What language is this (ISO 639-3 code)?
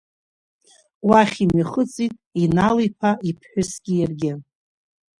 abk